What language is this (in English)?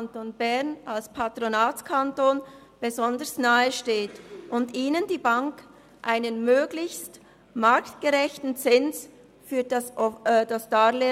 Swiss German